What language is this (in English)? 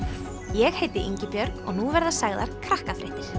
Icelandic